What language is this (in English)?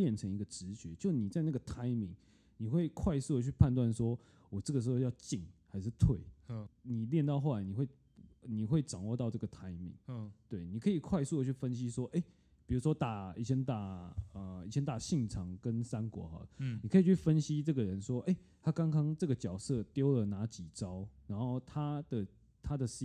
Chinese